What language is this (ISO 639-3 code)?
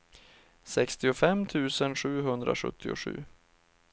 swe